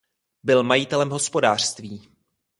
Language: Czech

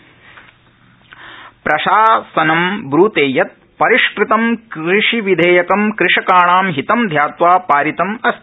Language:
Sanskrit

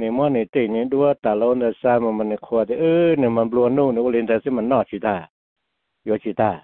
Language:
Thai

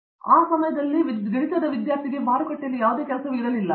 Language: Kannada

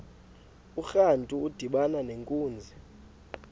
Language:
Xhosa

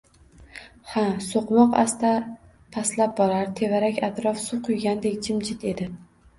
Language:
Uzbek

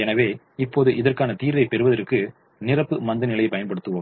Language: Tamil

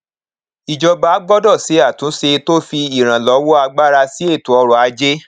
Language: Yoruba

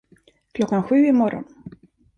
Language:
Swedish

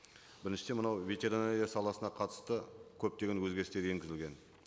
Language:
Kazakh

